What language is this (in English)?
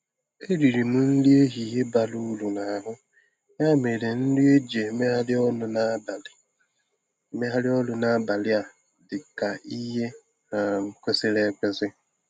Igbo